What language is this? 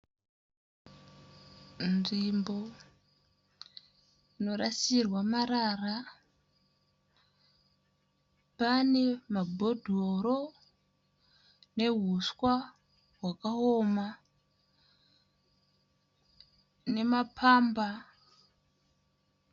Shona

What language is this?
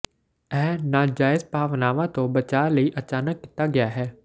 Punjabi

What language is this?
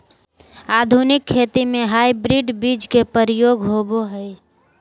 Magahi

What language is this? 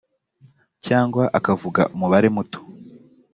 Kinyarwanda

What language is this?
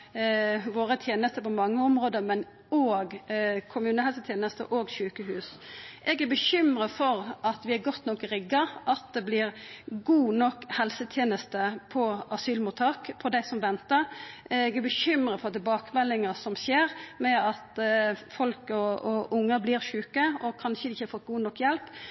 Norwegian Nynorsk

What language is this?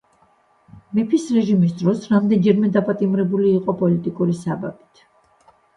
Georgian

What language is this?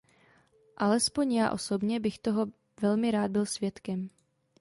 Czech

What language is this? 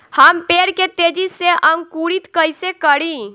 Bhojpuri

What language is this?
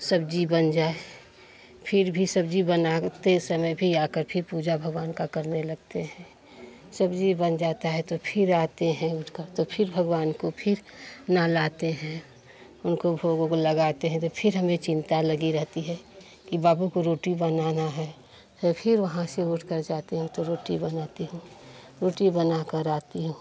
Hindi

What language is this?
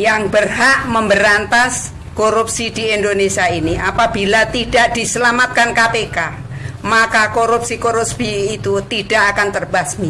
Indonesian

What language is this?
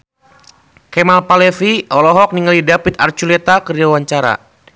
Sundanese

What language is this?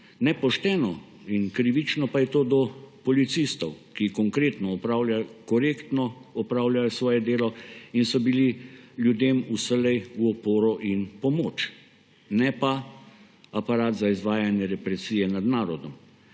Slovenian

